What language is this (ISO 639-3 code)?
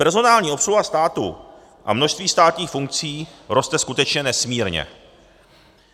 ces